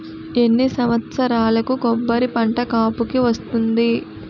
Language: Telugu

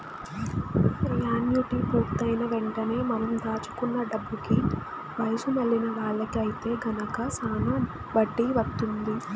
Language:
Telugu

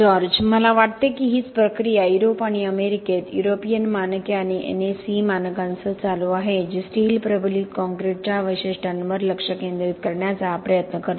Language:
Marathi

